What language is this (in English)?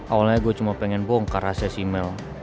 Indonesian